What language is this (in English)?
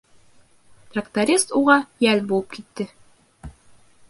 Bashkir